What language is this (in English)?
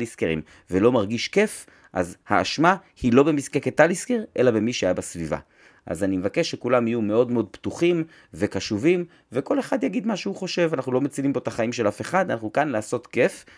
Hebrew